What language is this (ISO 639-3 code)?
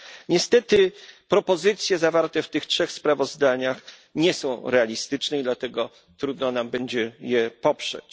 pol